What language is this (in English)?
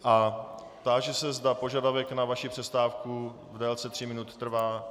Czech